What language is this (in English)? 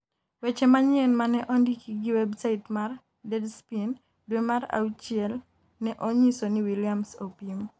Luo (Kenya and Tanzania)